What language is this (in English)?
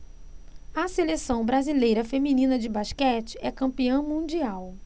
Portuguese